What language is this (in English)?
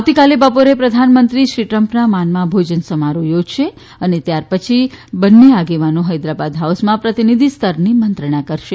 Gujarati